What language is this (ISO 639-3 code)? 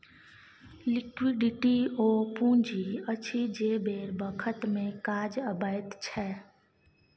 mai